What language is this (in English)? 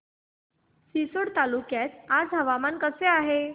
Marathi